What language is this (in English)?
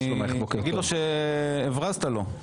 Hebrew